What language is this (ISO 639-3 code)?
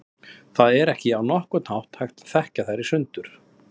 isl